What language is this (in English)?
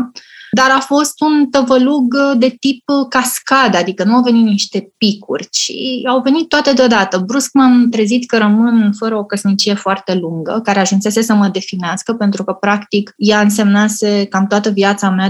Romanian